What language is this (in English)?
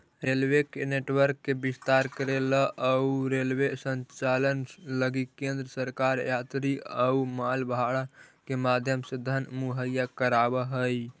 Magahi